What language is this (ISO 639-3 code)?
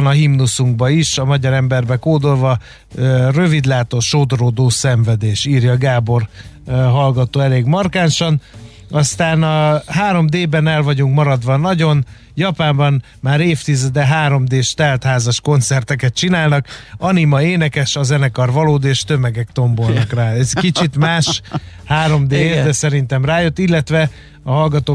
hun